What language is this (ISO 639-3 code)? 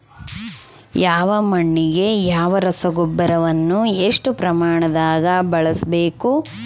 kan